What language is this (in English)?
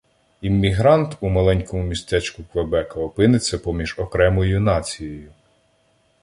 Ukrainian